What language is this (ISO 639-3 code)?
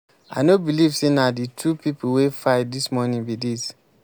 pcm